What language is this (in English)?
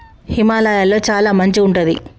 Telugu